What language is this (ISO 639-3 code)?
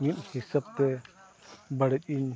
sat